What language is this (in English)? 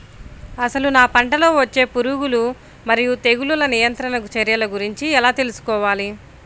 Telugu